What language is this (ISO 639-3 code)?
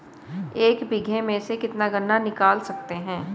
hin